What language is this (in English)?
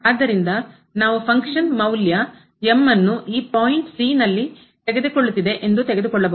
Kannada